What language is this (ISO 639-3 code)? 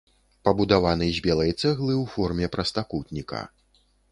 bel